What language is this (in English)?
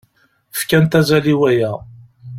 Kabyle